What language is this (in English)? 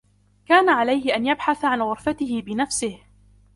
Arabic